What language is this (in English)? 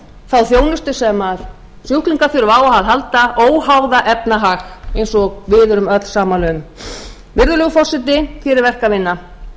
Icelandic